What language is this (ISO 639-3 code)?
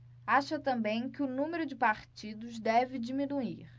por